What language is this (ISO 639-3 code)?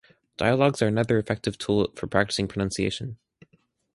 eng